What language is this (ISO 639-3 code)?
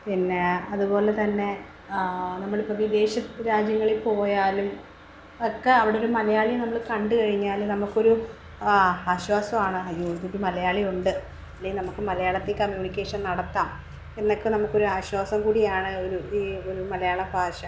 mal